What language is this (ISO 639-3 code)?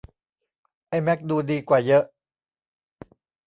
tha